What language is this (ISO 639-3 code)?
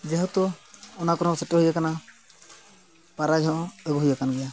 sat